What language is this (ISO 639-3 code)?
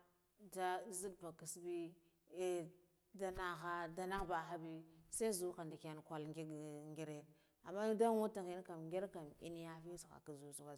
gdf